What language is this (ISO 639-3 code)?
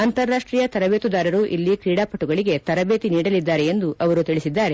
kan